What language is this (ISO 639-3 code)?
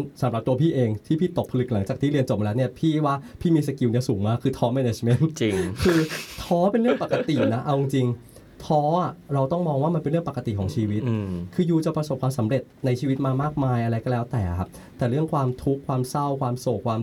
tha